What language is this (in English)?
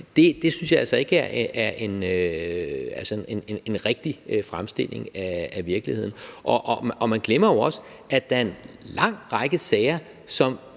Danish